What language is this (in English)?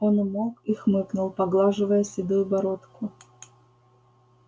Russian